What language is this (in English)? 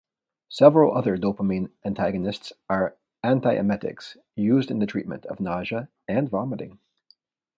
English